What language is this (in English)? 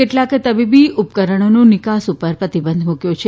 Gujarati